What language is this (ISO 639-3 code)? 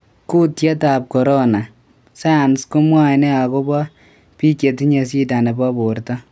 kln